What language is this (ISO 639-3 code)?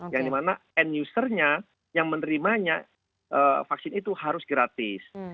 ind